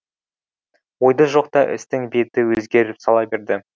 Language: Kazakh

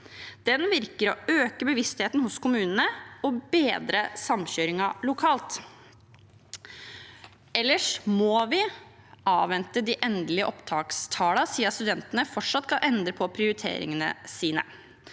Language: Norwegian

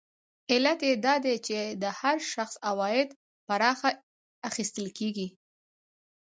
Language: Pashto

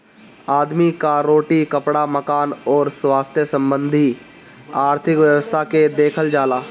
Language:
Bhojpuri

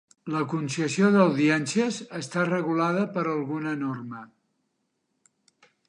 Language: Catalan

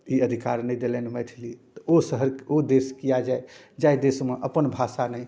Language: Maithili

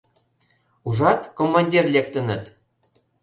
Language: Mari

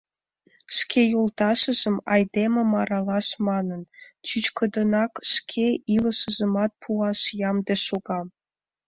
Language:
Mari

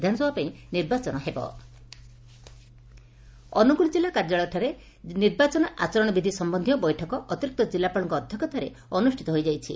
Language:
Odia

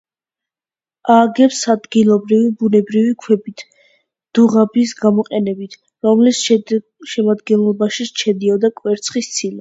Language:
Georgian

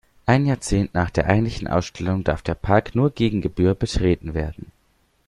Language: German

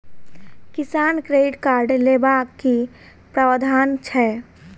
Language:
Maithili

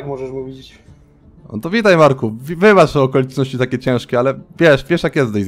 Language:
Polish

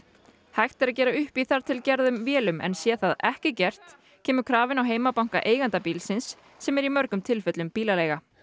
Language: Icelandic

